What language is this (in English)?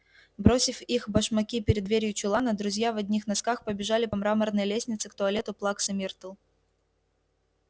Russian